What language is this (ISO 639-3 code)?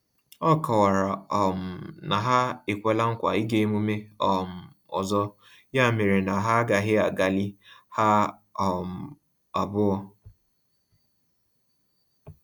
ibo